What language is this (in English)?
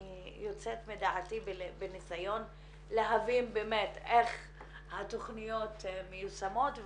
Hebrew